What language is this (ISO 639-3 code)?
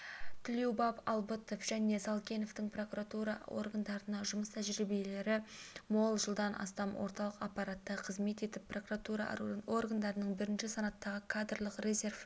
kaz